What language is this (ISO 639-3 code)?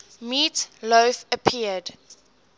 eng